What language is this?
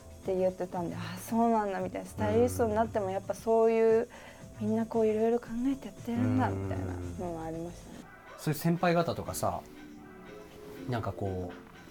Japanese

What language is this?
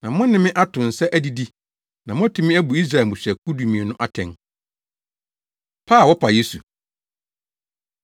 Akan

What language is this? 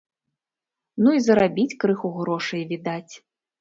Belarusian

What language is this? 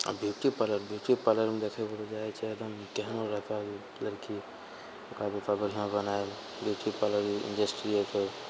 Maithili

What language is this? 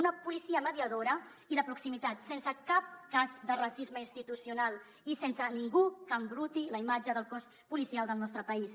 Catalan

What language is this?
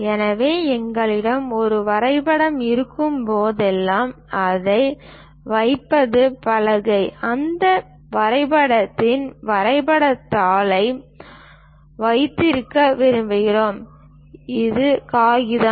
Tamil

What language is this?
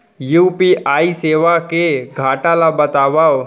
Chhattisgarhi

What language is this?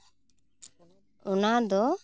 Santali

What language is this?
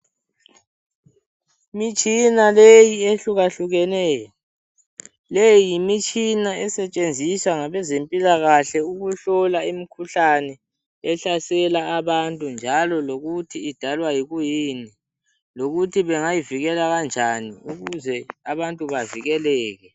North Ndebele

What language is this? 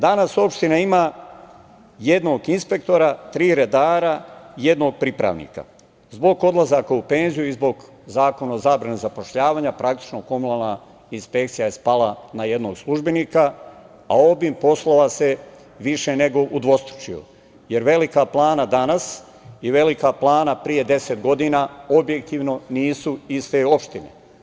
Serbian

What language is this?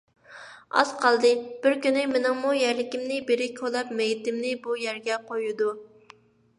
Uyghur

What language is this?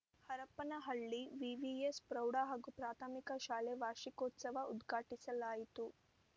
Kannada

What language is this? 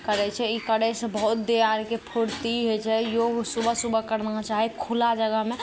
Maithili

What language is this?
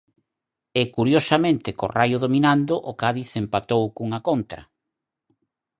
Galician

